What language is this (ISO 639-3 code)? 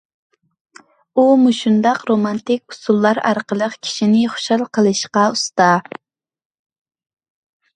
uig